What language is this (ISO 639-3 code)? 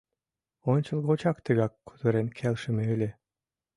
chm